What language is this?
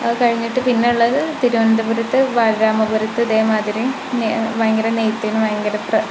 Malayalam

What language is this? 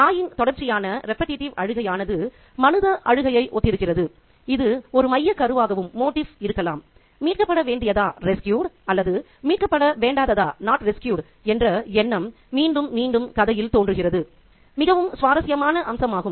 Tamil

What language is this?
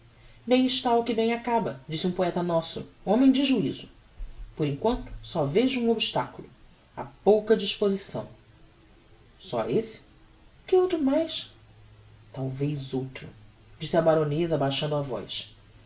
Portuguese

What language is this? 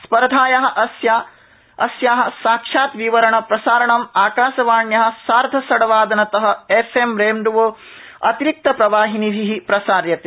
Sanskrit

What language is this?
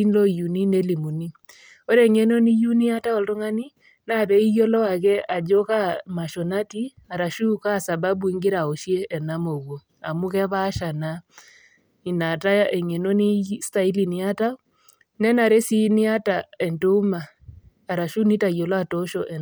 Masai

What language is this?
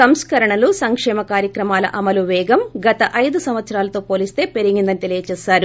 Telugu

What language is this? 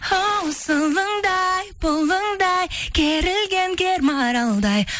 Kazakh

